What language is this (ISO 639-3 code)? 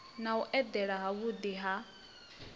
ven